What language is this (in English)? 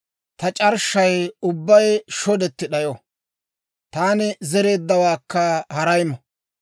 Dawro